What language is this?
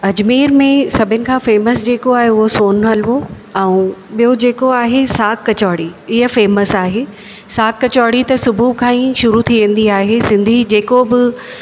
Sindhi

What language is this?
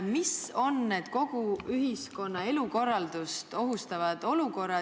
Estonian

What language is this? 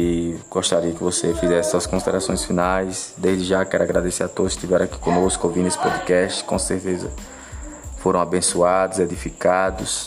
Portuguese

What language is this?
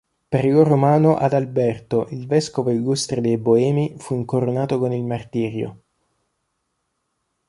Italian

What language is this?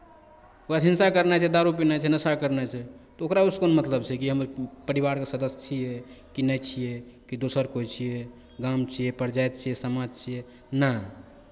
Maithili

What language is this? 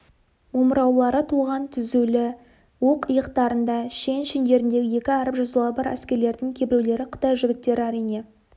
Kazakh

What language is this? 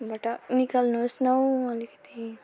Nepali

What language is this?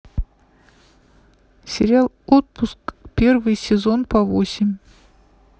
Russian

